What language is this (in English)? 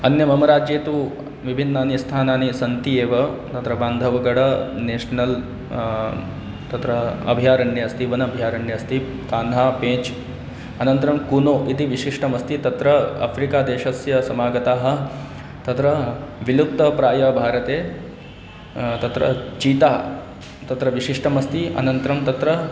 Sanskrit